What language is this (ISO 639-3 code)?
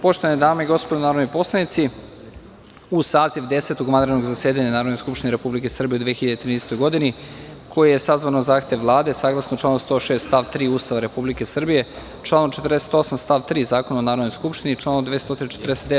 srp